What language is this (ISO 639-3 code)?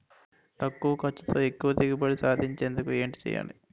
tel